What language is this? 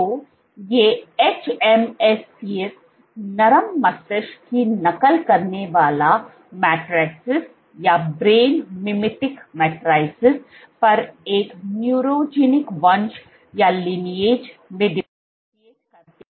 Hindi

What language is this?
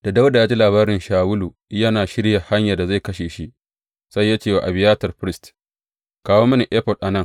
Hausa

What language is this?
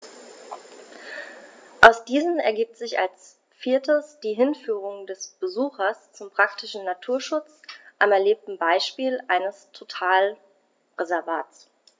German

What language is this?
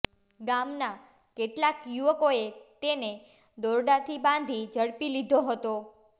Gujarati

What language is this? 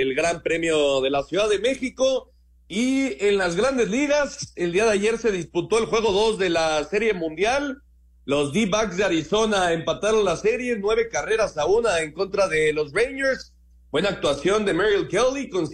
Spanish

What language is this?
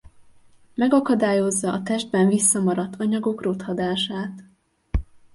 Hungarian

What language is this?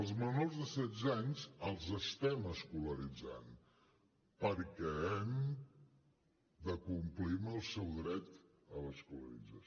Catalan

